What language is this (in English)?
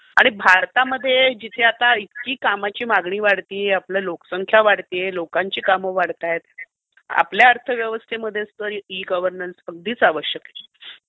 Marathi